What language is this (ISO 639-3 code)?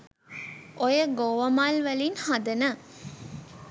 sin